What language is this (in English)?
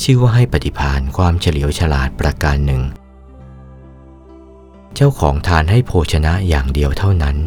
Thai